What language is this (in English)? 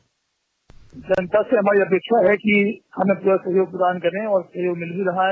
Hindi